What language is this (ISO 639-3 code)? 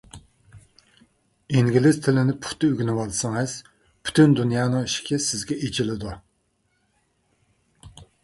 uig